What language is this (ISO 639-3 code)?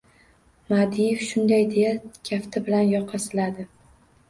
uzb